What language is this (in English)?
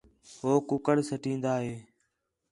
Khetrani